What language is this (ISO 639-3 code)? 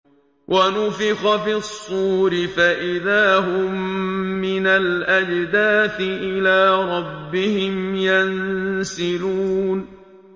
ara